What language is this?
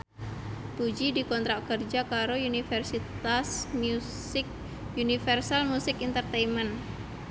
Javanese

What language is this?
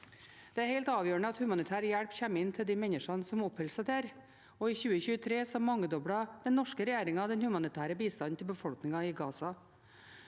Norwegian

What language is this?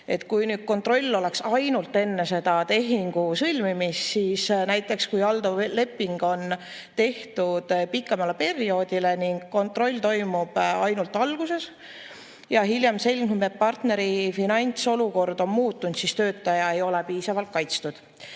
Estonian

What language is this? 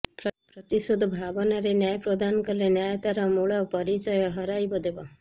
Odia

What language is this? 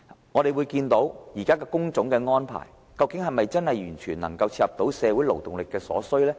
Cantonese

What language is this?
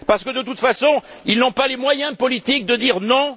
French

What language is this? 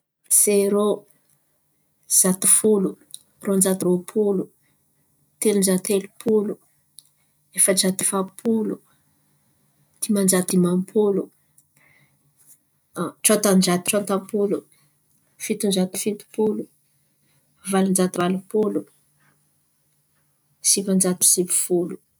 Antankarana Malagasy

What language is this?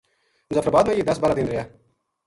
Gujari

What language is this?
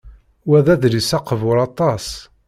Kabyle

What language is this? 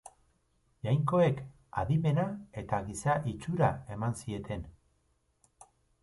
Basque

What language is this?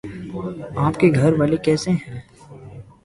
Urdu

